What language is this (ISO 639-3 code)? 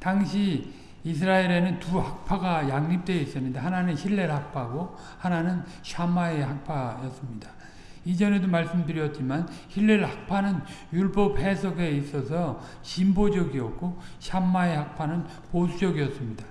kor